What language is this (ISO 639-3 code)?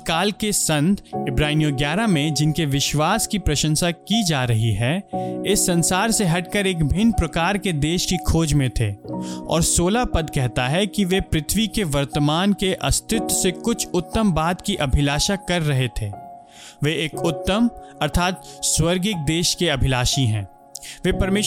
hin